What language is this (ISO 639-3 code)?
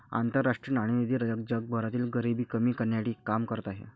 mar